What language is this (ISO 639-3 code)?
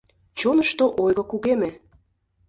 chm